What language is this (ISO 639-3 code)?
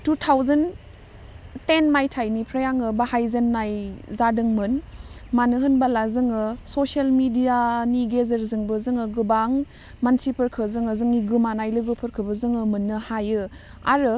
brx